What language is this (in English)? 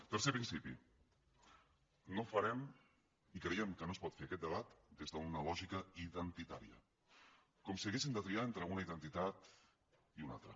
Catalan